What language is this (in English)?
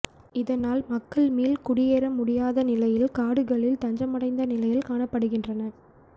Tamil